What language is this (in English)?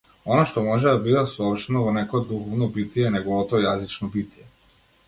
Macedonian